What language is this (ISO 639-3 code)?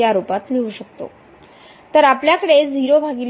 mar